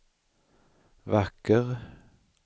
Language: Swedish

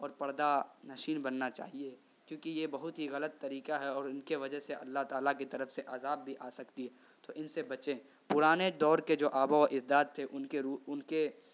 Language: Urdu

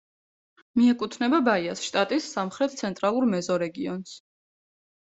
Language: Georgian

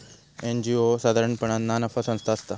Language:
Marathi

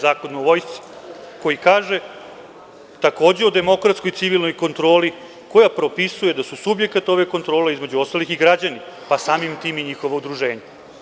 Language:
Serbian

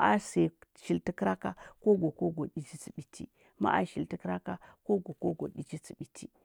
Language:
Huba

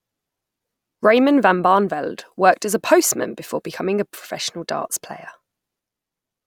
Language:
English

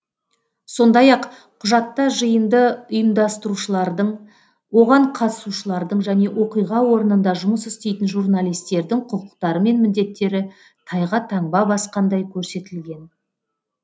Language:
Kazakh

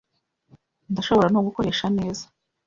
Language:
Kinyarwanda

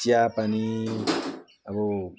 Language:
Nepali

